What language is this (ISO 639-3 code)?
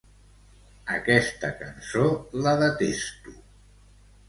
cat